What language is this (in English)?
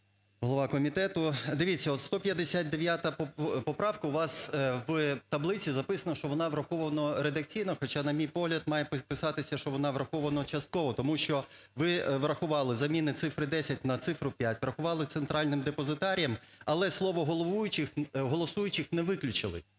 Ukrainian